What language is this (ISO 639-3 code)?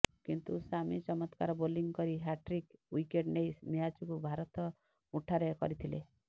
ori